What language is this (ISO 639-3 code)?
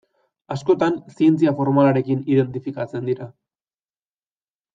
eus